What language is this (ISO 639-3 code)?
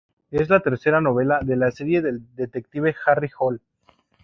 spa